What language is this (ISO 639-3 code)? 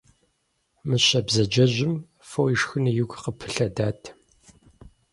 kbd